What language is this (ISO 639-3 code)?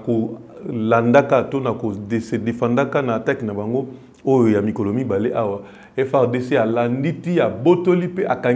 fra